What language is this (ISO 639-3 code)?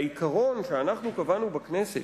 heb